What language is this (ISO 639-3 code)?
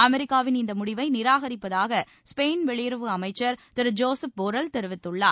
tam